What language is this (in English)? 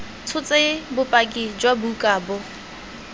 Tswana